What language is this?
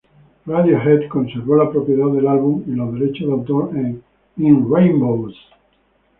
Spanish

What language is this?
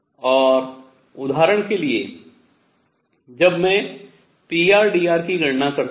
Hindi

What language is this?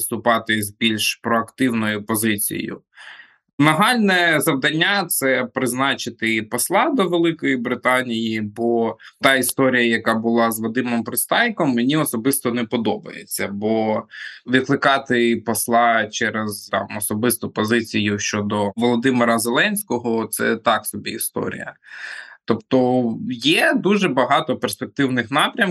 Ukrainian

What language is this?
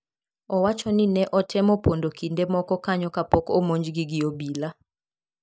Luo (Kenya and Tanzania)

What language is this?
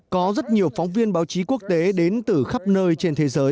Vietnamese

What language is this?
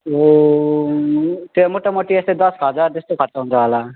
Nepali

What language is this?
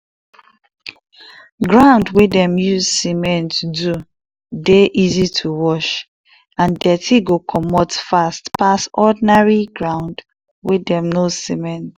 Nigerian Pidgin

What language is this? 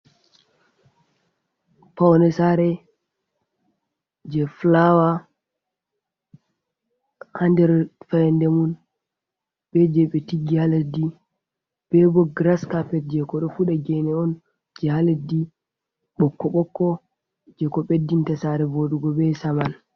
Fula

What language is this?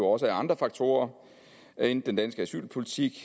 Danish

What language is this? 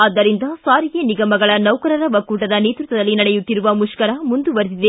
Kannada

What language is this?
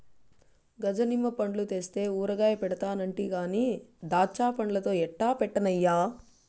Telugu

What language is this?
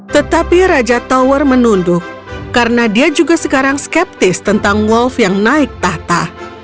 Indonesian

